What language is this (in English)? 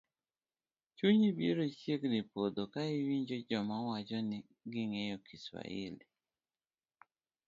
Luo (Kenya and Tanzania)